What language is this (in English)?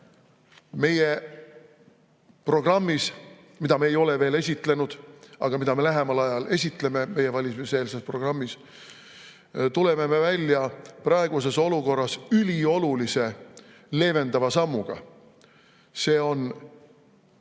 Estonian